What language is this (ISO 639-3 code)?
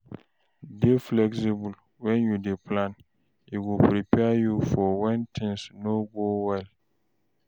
pcm